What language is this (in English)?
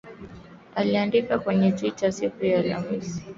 Swahili